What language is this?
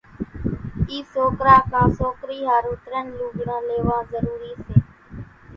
Kachi Koli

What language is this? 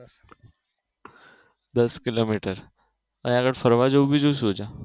Gujarati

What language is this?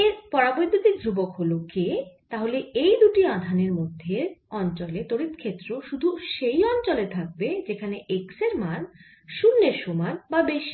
Bangla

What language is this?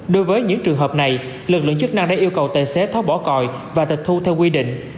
Vietnamese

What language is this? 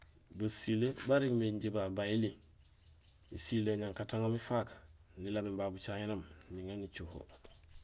Gusilay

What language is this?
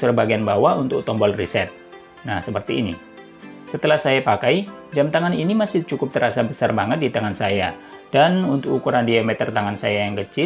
Indonesian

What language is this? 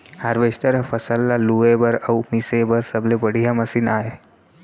Chhattisgarhi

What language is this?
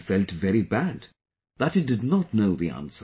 English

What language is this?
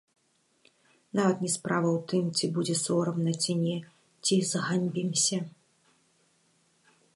Belarusian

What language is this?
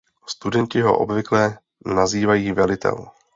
Czech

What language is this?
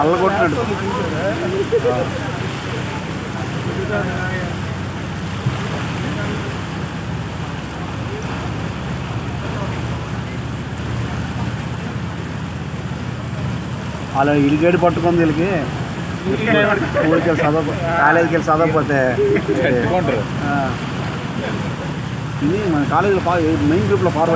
Romanian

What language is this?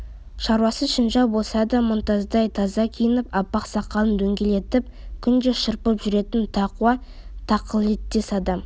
Kazakh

